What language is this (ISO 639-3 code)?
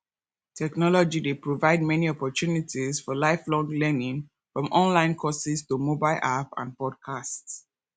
pcm